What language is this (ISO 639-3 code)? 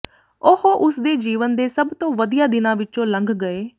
pan